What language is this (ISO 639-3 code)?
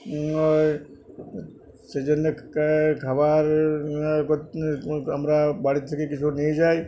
ben